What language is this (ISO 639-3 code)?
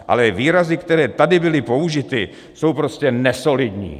ces